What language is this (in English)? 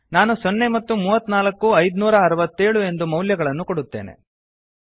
Kannada